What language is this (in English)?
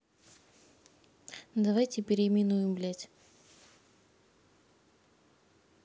Russian